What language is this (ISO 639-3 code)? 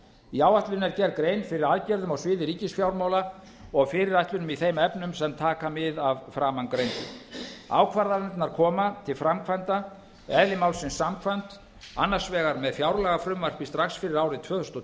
isl